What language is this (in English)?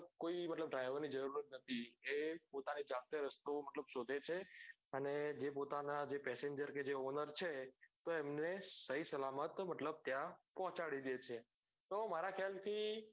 Gujarati